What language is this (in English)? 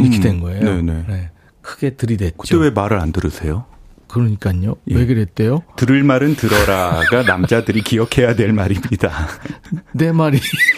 Korean